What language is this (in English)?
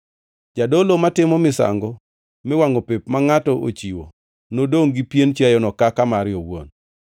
Luo (Kenya and Tanzania)